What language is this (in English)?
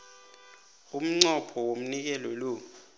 South Ndebele